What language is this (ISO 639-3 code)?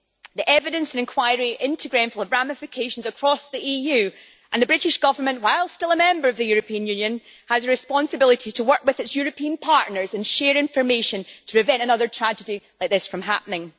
eng